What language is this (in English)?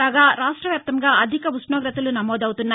Telugu